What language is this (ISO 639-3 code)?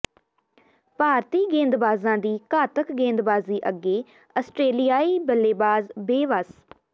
pan